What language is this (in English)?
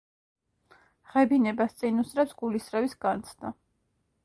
Georgian